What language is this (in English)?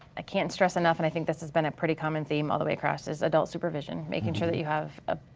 English